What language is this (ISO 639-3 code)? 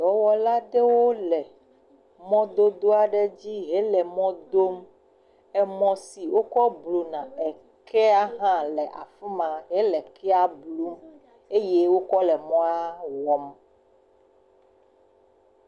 ewe